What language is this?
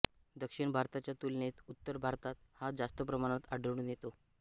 Marathi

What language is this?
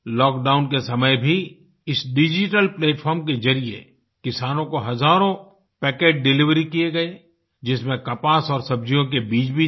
Hindi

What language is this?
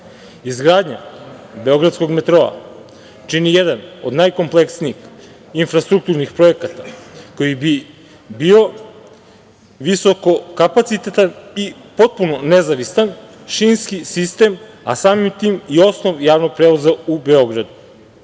Serbian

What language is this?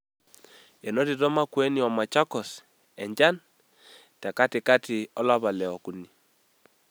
Masai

